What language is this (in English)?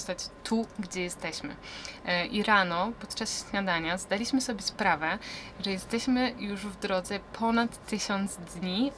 Polish